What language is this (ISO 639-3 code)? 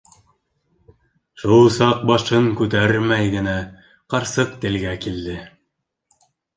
bak